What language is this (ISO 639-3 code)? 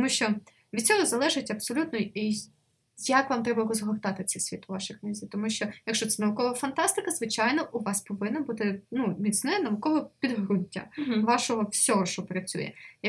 ukr